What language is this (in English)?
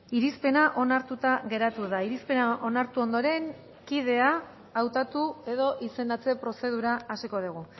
Basque